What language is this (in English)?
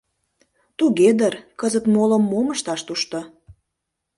Mari